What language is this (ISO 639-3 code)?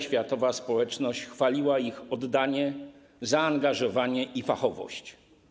pol